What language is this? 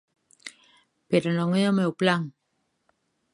Galician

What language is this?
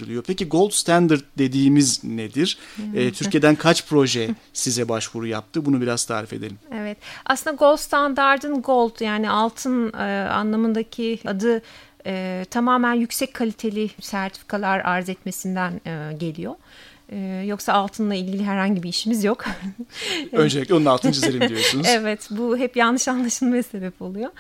Turkish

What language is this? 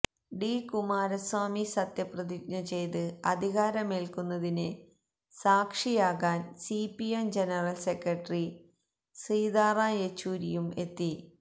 Malayalam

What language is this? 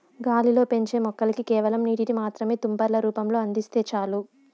Telugu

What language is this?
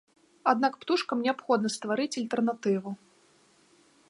Belarusian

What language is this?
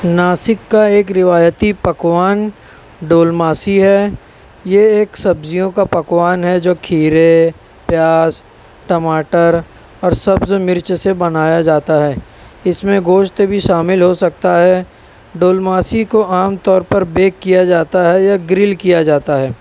Urdu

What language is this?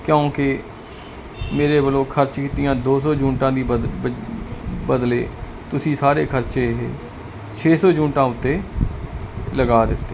Punjabi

